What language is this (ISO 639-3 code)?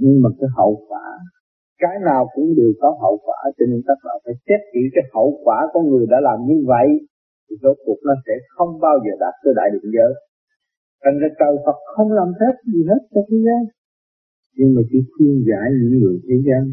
vie